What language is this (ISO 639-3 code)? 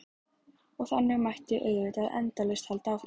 isl